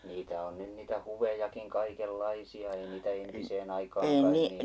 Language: Finnish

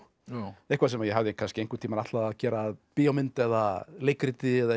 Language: Icelandic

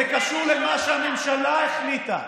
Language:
Hebrew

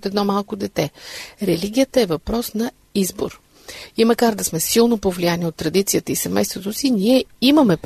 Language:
Bulgarian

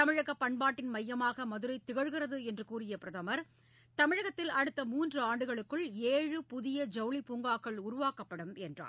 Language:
Tamil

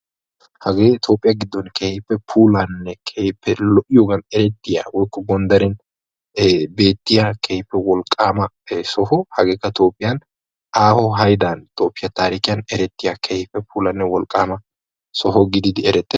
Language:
Wolaytta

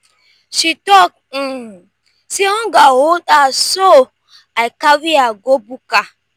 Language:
Nigerian Pidgin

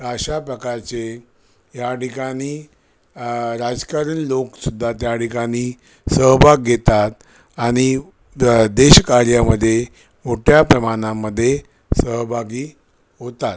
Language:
Marathi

